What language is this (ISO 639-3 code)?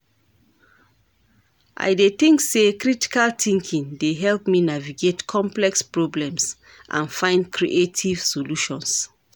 pcm